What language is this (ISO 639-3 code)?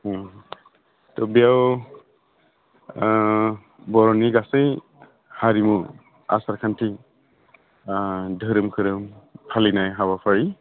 brx